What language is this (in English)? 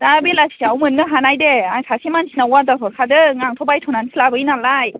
Bodo